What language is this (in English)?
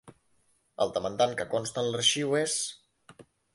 Catalan